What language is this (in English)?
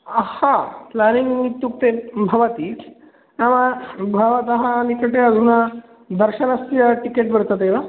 Sanskrit